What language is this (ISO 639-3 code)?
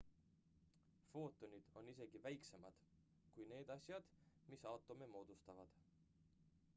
est